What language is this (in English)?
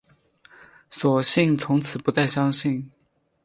Chinese